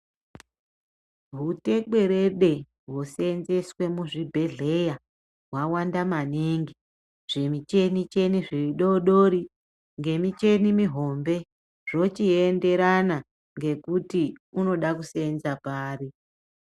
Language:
Ndau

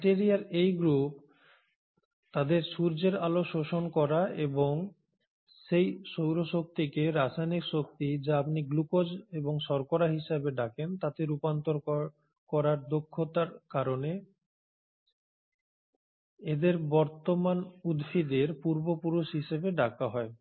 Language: Bangla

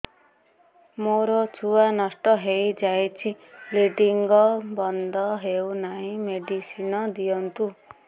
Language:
Odia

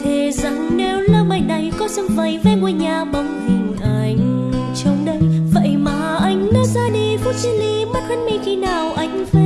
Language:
Vietnamese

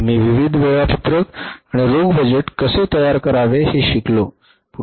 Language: Marathi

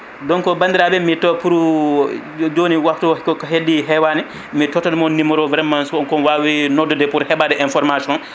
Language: Fula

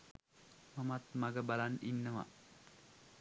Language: Sinhala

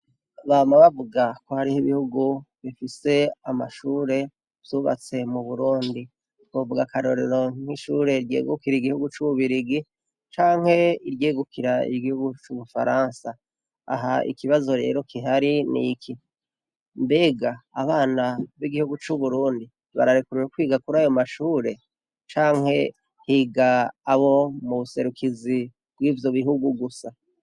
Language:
Rundi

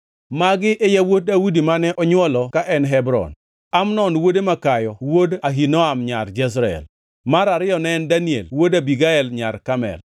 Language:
Luo (Kenya and Tanzania)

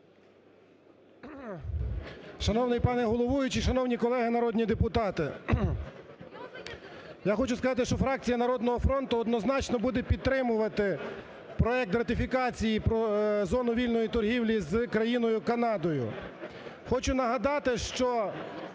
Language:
Ukrainian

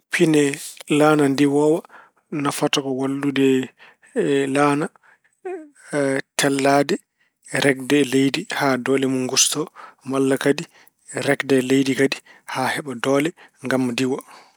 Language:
Fula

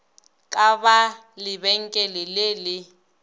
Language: Northern Sotho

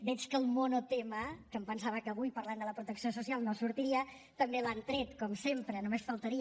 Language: Catalan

